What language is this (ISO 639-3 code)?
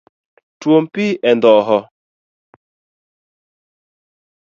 luo